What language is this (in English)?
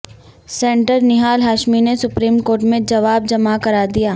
Urdu